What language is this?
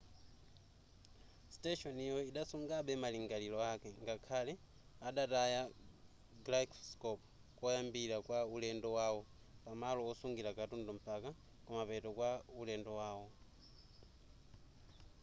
Nyanja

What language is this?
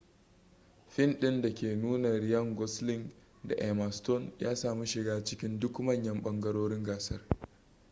Hausa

